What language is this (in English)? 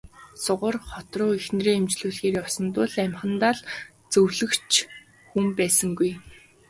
Mongolian